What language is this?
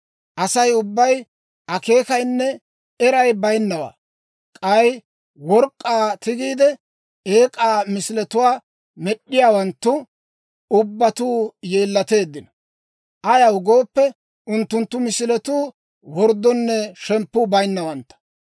Dawro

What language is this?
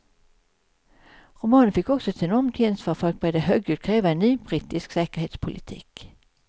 Swedish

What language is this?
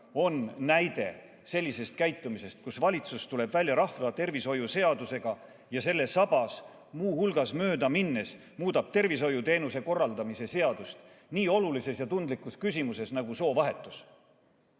Estonian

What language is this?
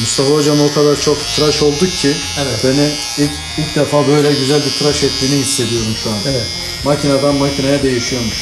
Turkish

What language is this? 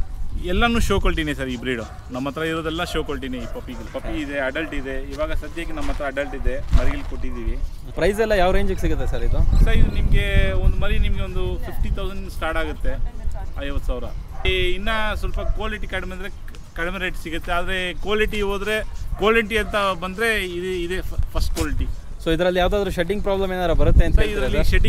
Kannada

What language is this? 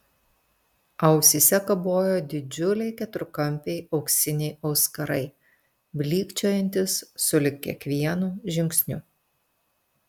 Lithuanian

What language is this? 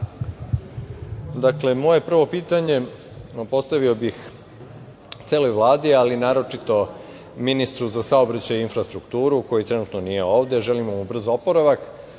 Serbian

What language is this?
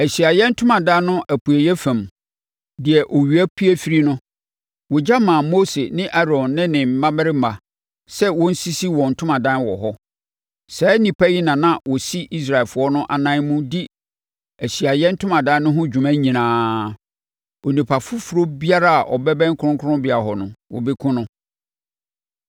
Akan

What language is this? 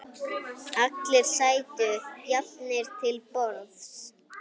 Icelandic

